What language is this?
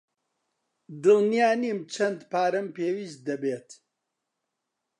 Central Kurdish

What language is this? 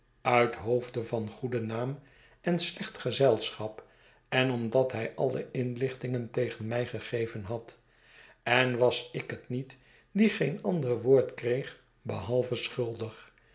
Dutch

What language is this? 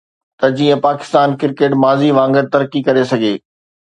Sindhi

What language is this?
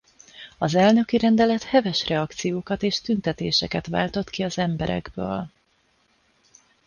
Hungarian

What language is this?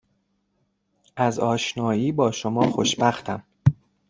Persian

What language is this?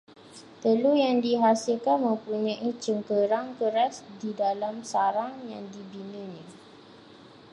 Malay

